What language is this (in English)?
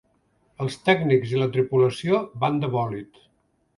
Catalan